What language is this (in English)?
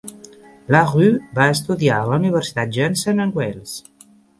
Catalan